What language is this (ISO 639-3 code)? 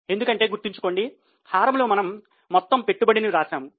tel